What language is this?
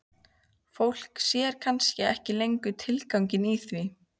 Icelandic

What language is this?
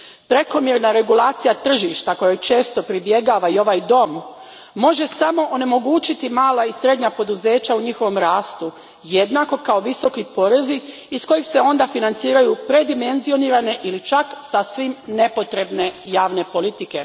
Croatian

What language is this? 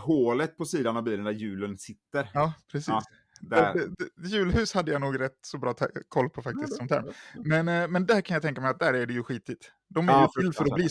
Swedish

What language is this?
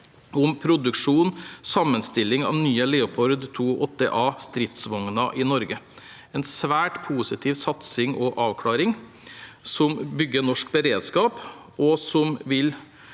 Norwegian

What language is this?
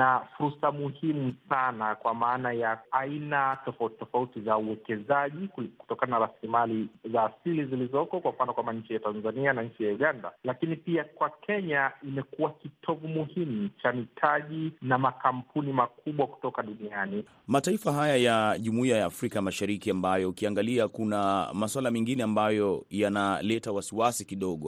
Swahili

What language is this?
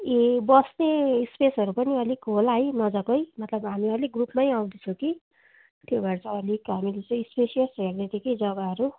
Nepali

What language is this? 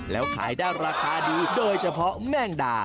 Thai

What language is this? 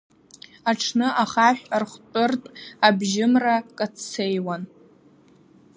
Abkhazian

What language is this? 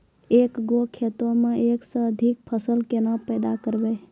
Maithili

